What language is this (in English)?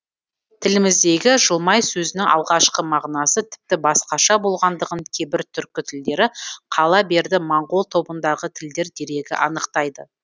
Kazakh